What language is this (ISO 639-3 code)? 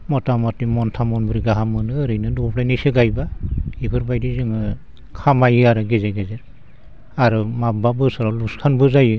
brx